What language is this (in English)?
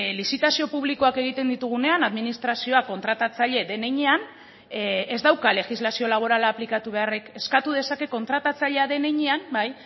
Basque